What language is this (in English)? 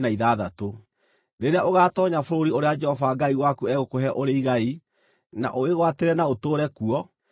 Kikuyu